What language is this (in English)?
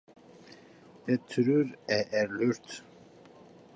Norwegian Nynorsk